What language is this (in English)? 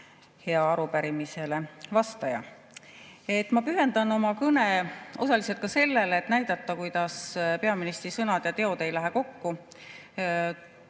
Estonian